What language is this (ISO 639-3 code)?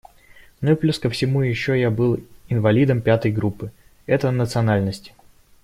rus